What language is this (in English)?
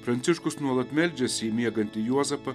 Lithuanian